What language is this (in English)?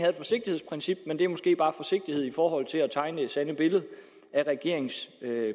Danish